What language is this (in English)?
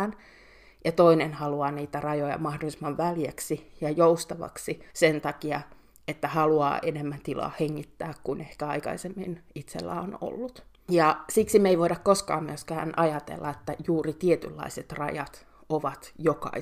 Finnish